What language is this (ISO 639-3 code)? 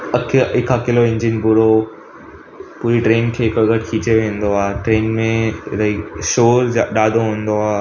snd